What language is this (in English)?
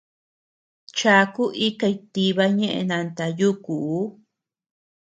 Tepeuxila Cuicatec